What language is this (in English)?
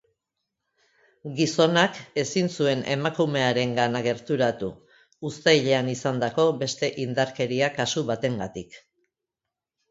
Basque